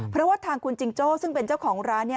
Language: Thai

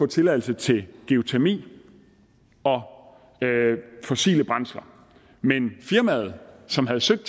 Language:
Danish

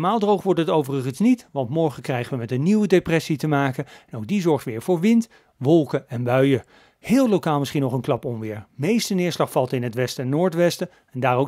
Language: Dutch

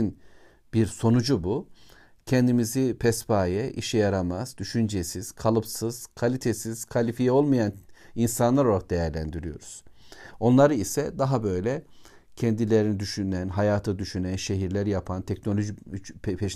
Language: Turkish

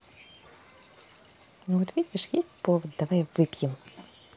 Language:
Russian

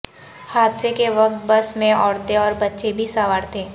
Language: Urdu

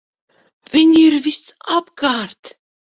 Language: Latvian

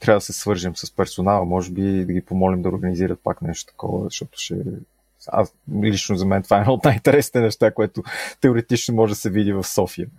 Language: Bulgarian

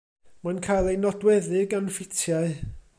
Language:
Welsh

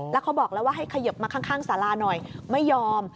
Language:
Thai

